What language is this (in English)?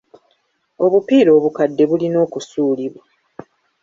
Ganda